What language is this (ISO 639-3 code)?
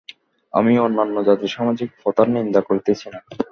ben